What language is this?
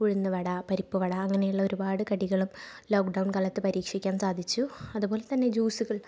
Malayalam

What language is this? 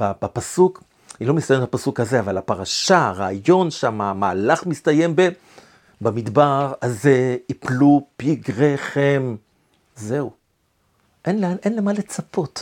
Hebrew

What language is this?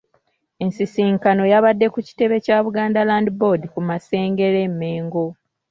Ganda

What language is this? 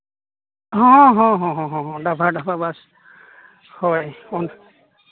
Santali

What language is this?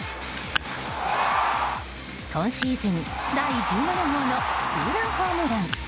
Japanese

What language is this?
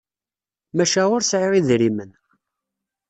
Kabyle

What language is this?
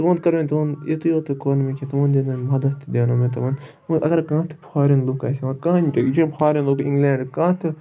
Kashmiri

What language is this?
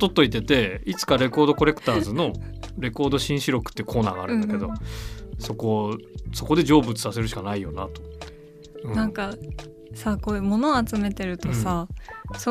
Japanese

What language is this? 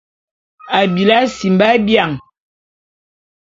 Bulu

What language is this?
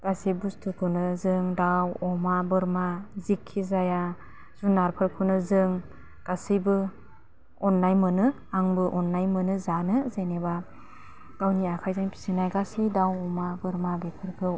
Bodo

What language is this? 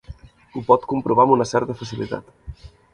Catalan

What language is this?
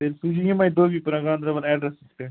Kashmiri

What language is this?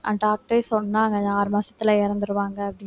Tamil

